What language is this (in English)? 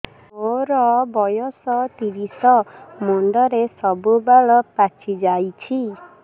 Odia